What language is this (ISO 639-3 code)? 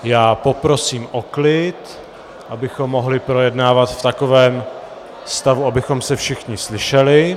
ces